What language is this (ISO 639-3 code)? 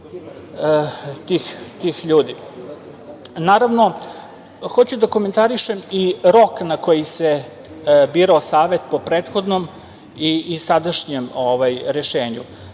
srp